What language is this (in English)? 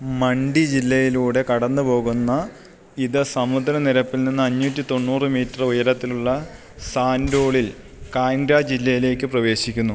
Malayalam